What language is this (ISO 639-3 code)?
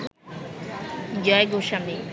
ben